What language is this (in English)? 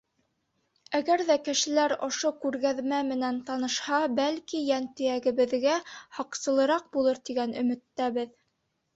Bashkir